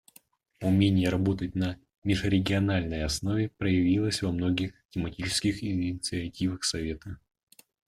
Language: Russian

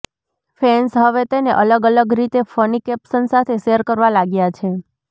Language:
Gujarati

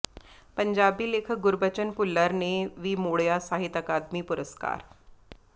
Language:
Punjabi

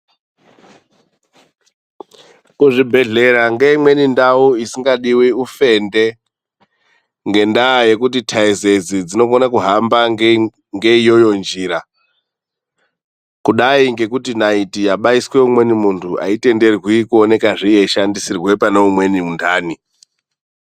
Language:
Ndau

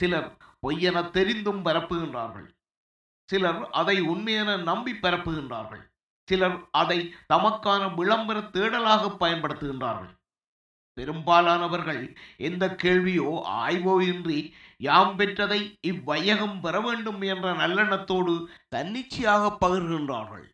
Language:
Tamil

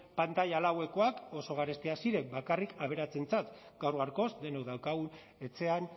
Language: Basque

